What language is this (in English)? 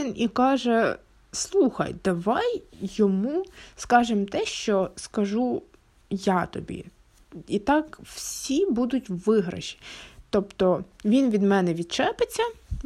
Ukrainian